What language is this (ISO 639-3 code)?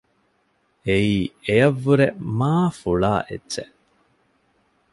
div